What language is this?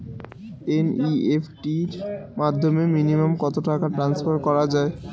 Bangla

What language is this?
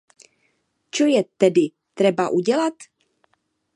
Czech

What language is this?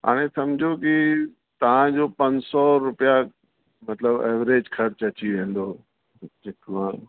Sindhi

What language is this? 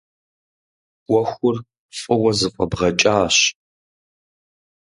Kabardian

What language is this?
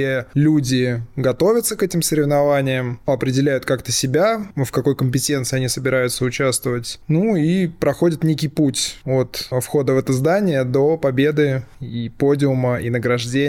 Russian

